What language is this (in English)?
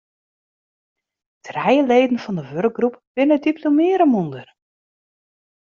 Western Frisian